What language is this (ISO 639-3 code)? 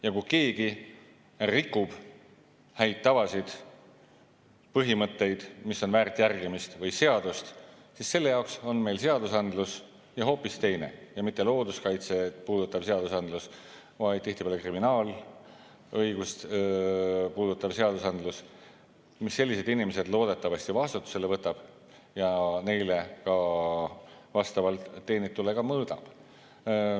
est